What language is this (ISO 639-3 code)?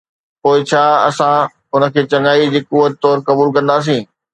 snd